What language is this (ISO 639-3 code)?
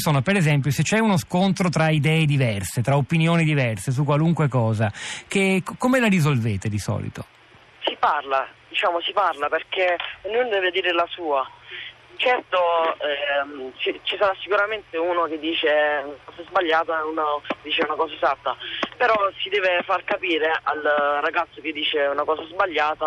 ita